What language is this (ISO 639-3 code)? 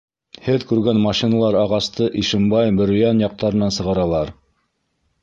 bak